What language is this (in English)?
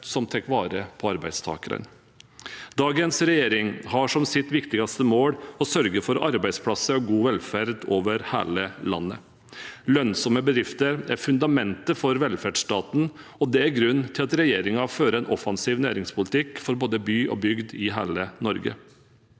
Norwegian